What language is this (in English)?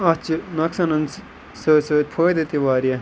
Kashmiri